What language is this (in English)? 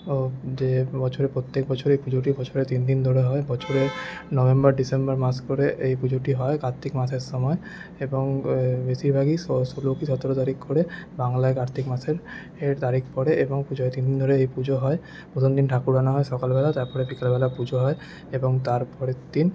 Bangla